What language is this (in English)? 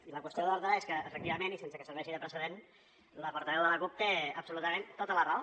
Catalan